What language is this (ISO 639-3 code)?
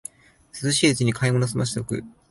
jpn